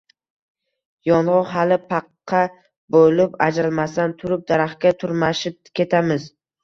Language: Uzbek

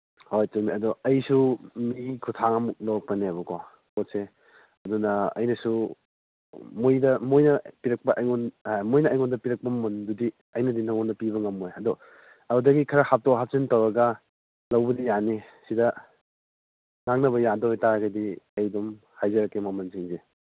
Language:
Manipuri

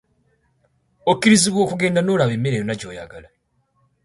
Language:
Ganda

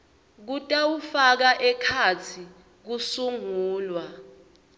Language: Swati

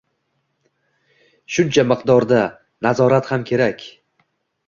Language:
Uzbek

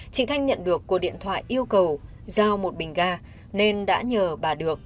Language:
Vietnamese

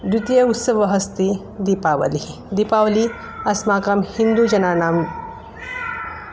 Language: Sanskrit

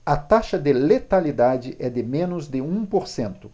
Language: Portuguese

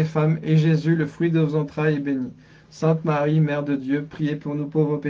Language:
French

